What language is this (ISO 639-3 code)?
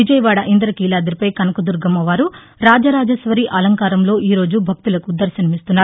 tel